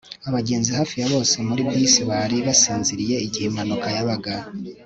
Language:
Kinyarwanda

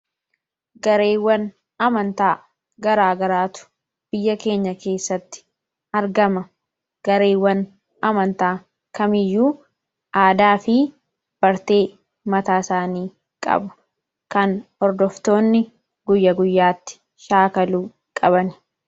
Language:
Oromo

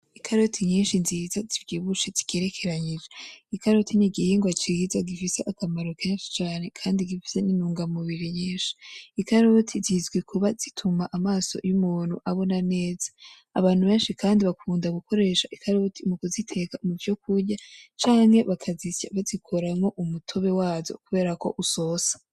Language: Rundi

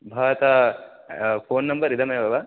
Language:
Sanskrit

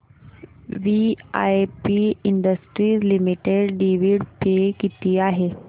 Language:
Marathi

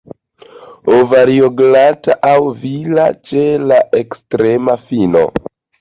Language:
Esperanto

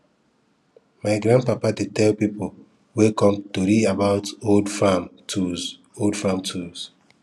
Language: Nigerian Pidgin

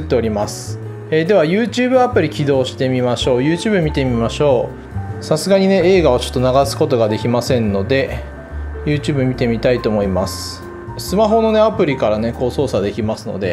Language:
Japanese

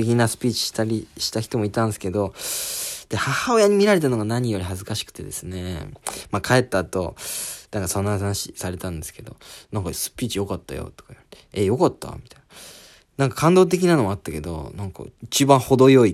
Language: Japanese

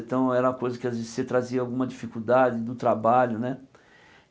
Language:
Portuguese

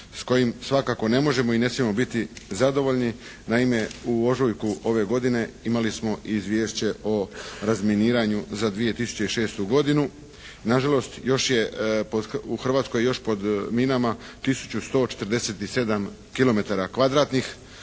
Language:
Croatian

